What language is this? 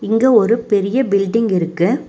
Tamil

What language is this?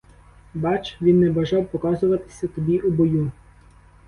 Ukrainian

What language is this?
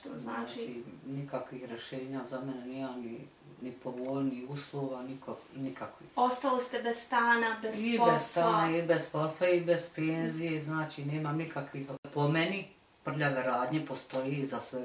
Romanian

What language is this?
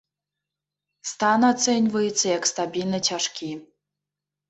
Belarusian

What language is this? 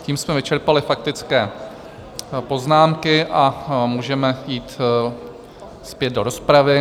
Czech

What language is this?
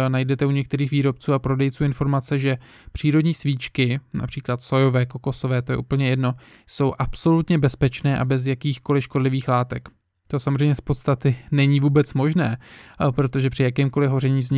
Czech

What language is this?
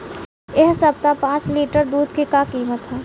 Bhojpuri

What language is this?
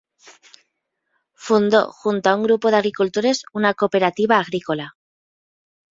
Spanish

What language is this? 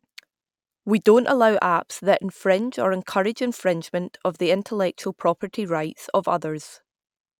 English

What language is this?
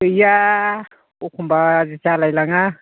Bodo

